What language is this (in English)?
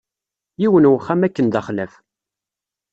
Kabyle